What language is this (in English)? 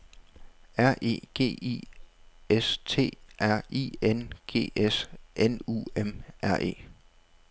Danish